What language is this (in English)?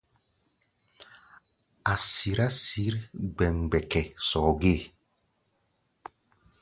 Gbaya